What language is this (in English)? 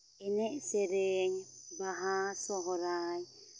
Santali